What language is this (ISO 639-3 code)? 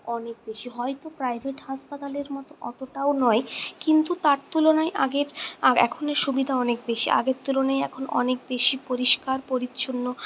ben